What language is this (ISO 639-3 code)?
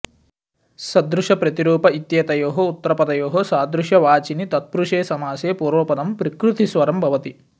san